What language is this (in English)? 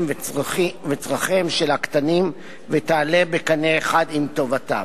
Hebrew